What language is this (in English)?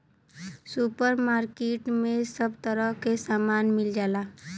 Bhojpuri